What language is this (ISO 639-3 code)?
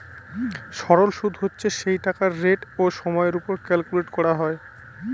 ben